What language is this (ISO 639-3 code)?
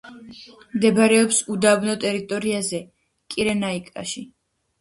kat